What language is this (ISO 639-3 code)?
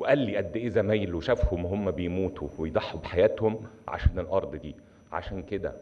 ara